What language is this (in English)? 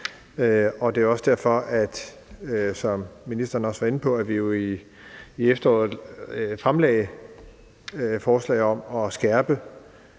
Danish